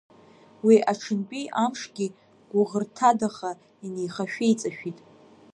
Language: Abkhazian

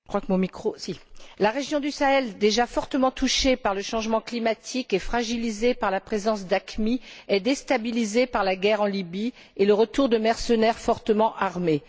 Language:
French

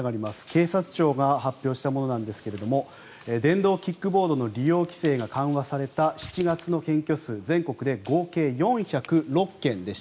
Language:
Japanese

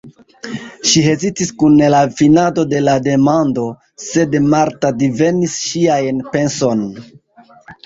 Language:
Esperanto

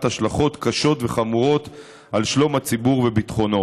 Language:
Hebrew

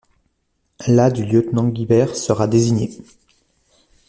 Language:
French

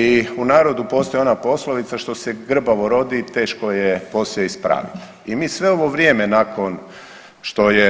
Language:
Croatian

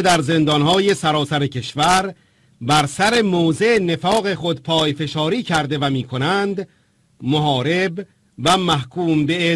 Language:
Persian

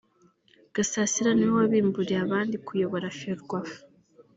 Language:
Kinyarwanda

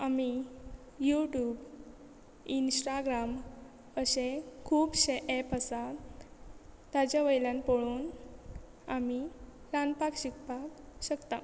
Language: Konkani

